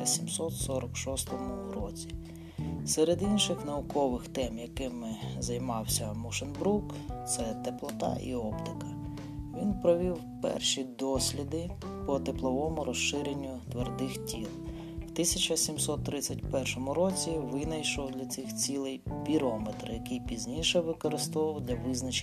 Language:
Ukrainian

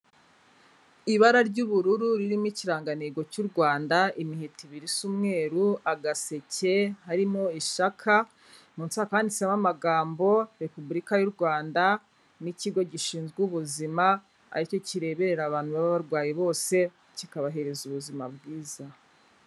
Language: Kinyarwanda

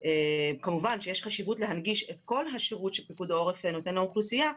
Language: Hebrew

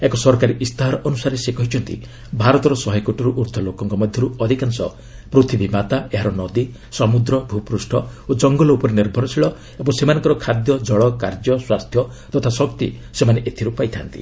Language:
Odia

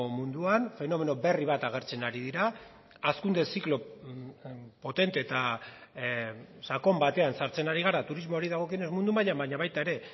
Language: Basque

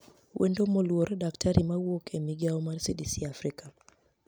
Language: Luo (Kenya and Tanzania)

